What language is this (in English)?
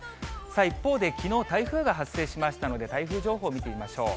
Japanese